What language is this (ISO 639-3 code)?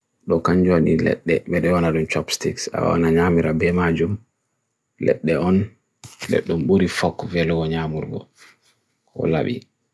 fui